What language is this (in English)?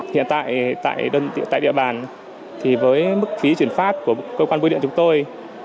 Vietnamese